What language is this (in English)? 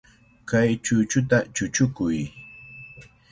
Cajatambo North Lima Quechua